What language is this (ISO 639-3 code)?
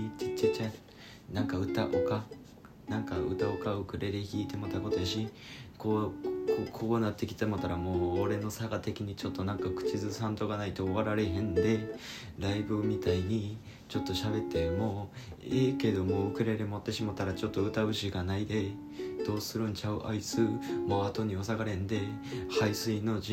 jpn